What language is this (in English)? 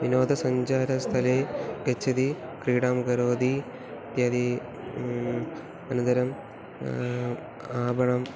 Sanskrit